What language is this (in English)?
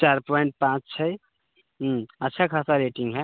Maithili